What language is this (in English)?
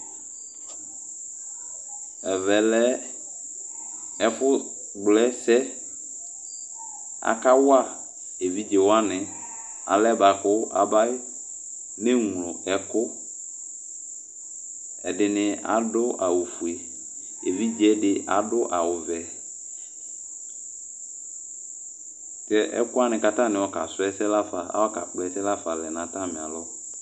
Ikposo